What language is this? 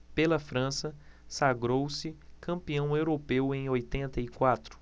Portuguese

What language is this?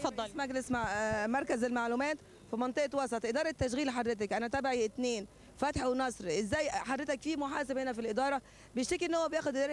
Arabic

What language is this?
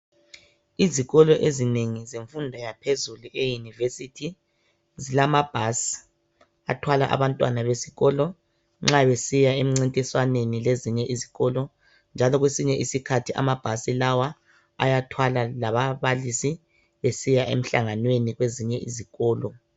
North Ndebele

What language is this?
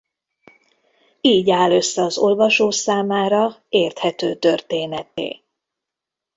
Hungarian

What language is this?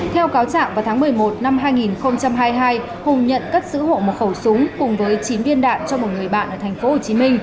Vietnamese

